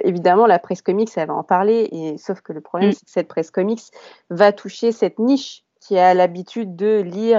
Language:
French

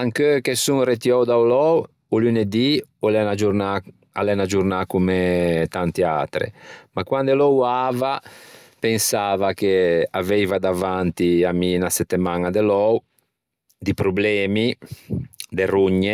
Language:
Ligurian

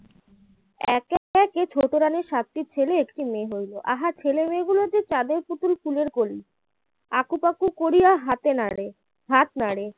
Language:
Bangla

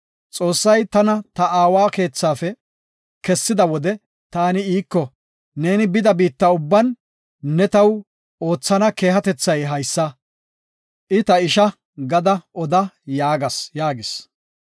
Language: Gofa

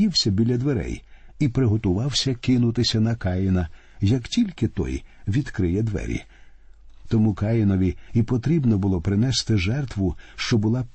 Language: Ukrainian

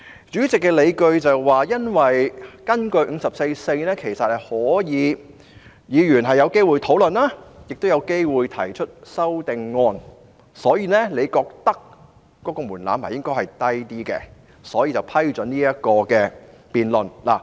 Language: Cantonese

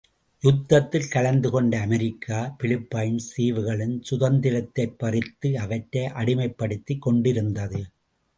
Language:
Tamil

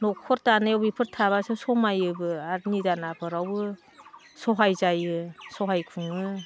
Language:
Bodo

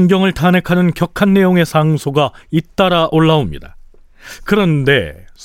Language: Korean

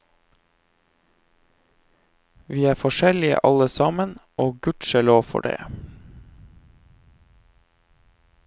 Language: Norwegian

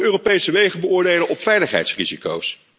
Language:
Dutch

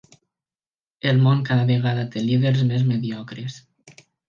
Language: Catalan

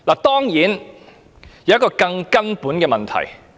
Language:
Cantonese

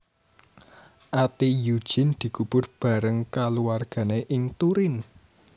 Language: Javanese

